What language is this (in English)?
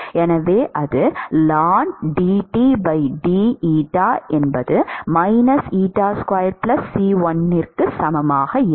Tamil